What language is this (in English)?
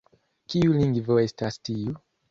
Esperanto